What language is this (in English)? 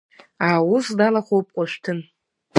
Abkhazian